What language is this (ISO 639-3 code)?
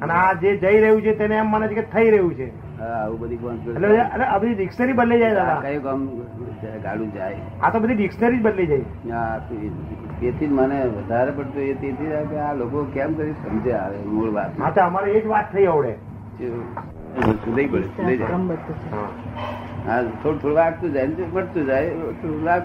guj